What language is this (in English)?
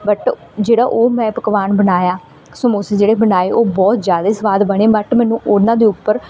Punjabi